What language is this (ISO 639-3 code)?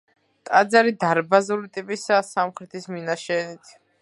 kat